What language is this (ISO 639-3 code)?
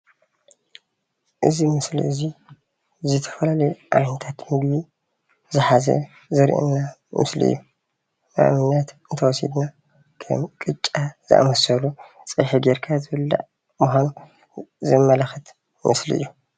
tir